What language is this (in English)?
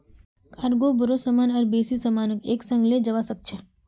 Magahi